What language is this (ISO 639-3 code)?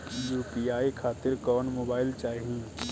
bho